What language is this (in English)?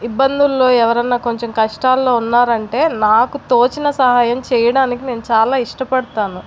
Telugu